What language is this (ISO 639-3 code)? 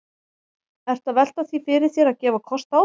isl